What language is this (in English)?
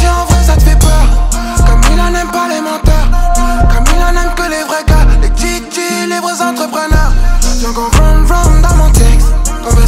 Romanian